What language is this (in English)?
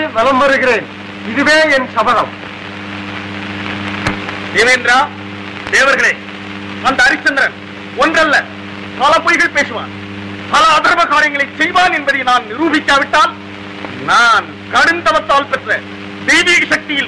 Arabic